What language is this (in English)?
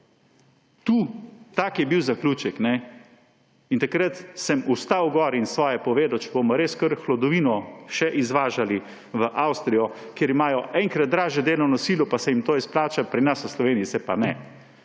Slovenian